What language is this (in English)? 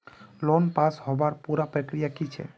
Magahi